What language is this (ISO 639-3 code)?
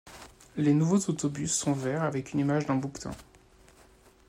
fra